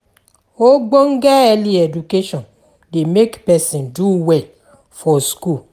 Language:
Nigerian Pidgin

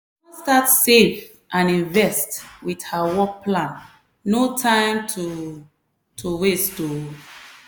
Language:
Nigerian Pidgin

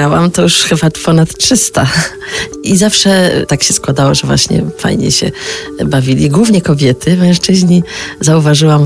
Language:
Polish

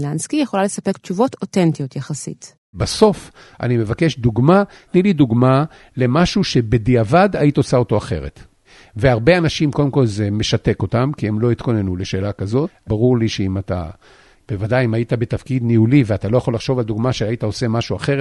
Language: Hebrew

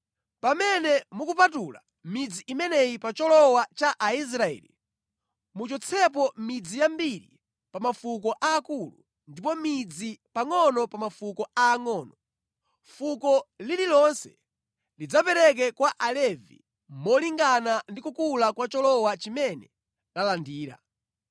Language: Nyanja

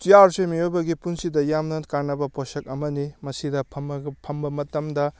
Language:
Manipuri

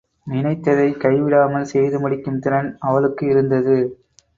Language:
Tamil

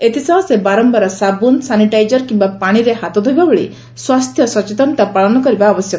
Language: Odia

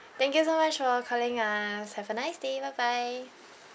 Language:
English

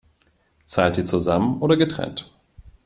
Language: German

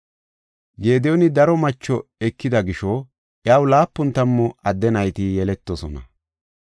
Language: Gofa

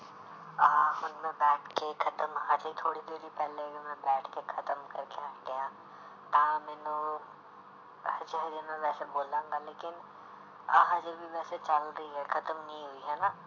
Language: Punjabi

